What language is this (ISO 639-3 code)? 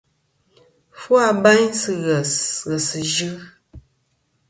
bkm